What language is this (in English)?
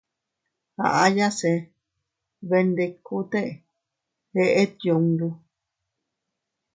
Teutila Cuicatec